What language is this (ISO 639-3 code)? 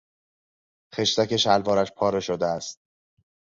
fas